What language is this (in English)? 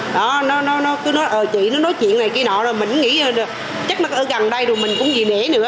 Vietnamese